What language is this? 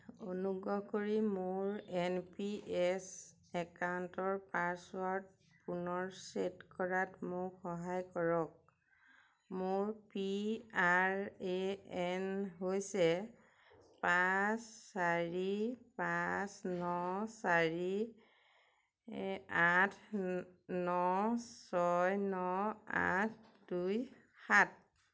Assamese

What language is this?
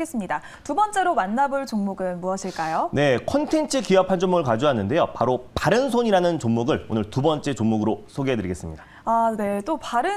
Korean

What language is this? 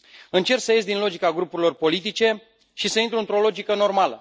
Romanian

